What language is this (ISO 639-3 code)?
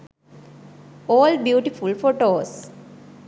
sin